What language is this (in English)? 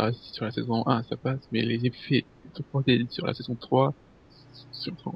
French